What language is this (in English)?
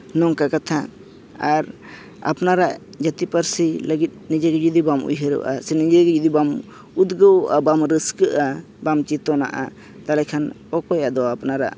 Santali